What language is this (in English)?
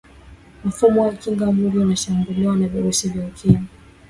Swahili